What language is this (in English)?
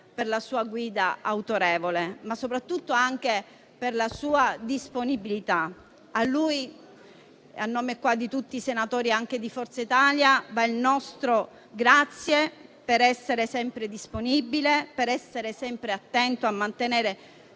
Italian